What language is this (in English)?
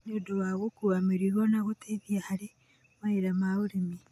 Kikuyu